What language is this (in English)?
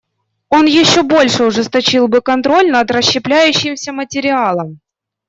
Russian